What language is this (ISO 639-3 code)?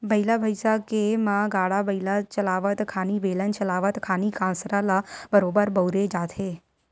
hne